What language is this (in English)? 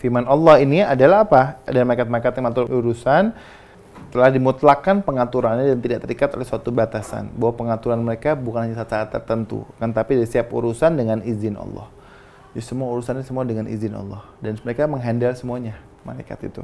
Indonesian